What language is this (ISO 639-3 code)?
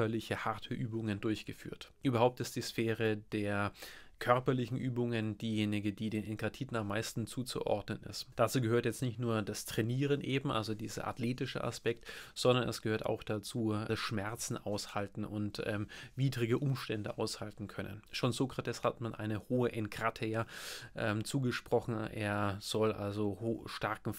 deu